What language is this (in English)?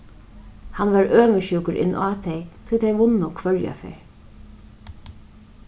Faroese